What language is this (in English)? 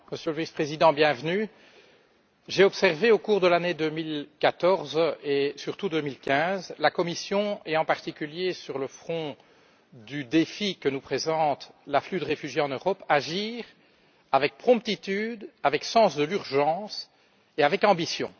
French